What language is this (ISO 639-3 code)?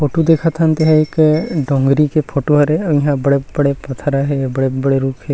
hne